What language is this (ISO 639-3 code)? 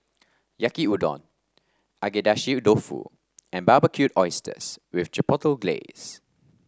eng